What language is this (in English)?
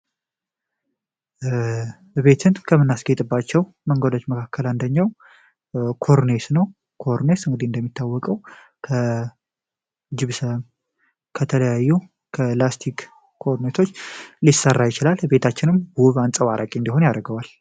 Amharic